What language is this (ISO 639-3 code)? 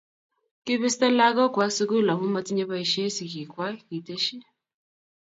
kln